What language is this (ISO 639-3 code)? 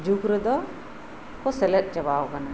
sat